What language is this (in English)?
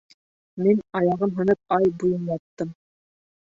Bashkir